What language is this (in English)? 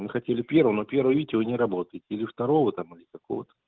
Russian